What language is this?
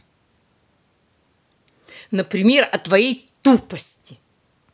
Russian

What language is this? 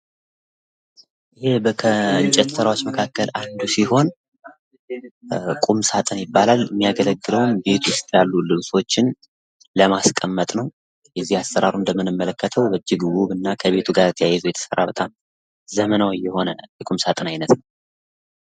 Amharic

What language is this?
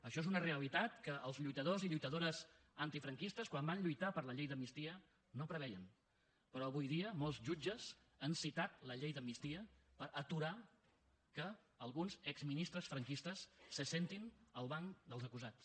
Catalan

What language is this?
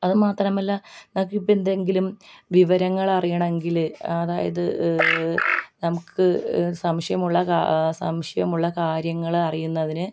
Malayalam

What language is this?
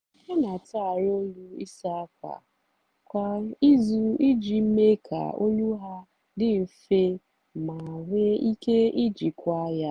Igbo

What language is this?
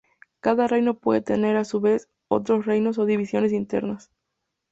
Spanish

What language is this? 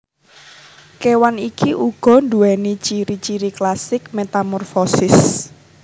Javanese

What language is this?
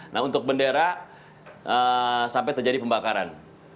Indonesian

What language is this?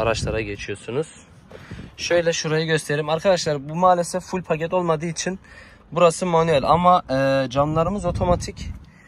Turkish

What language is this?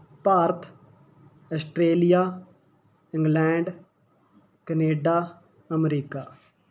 Punjabi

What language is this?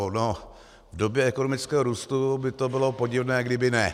Czech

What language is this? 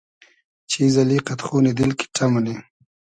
Hazaragi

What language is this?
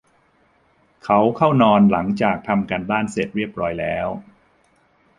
Thai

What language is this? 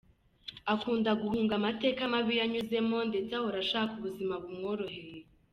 Kinyarwanda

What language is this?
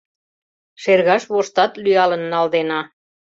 Mari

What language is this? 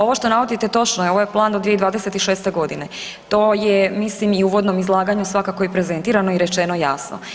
Croatian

